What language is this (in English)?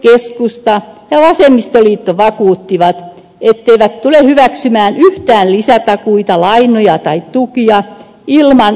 Finnish